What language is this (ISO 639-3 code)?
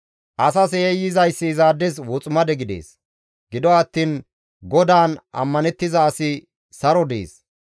gmv